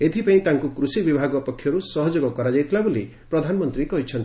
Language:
Odia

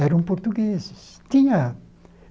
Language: Portuguese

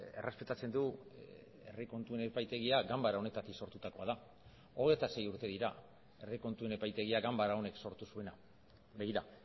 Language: Basque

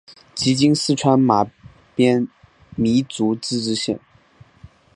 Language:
Chinese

